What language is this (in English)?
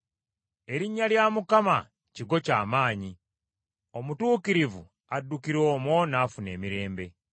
Ganda